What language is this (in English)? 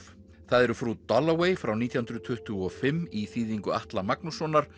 Icelandic